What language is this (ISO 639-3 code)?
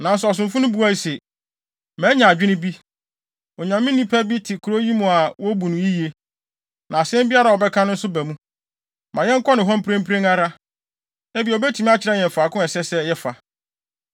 aka